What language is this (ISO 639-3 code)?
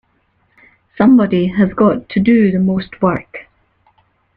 eng